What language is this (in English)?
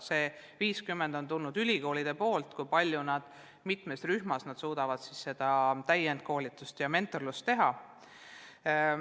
Estonian